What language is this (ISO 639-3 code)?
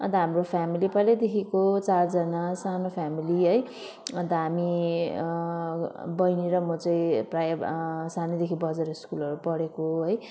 nep